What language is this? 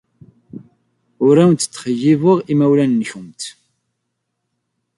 Kabyle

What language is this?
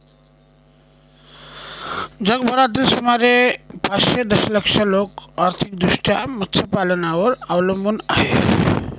Marathi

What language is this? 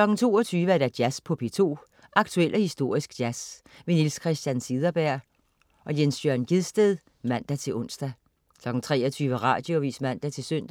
Danish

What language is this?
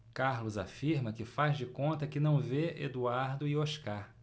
Portuguese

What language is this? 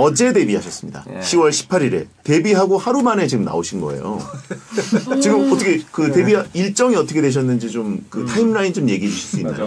Korean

